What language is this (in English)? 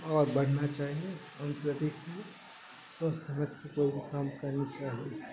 Urdu